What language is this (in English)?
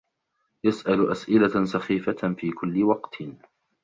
Arabic